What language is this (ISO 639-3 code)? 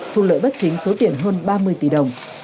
vie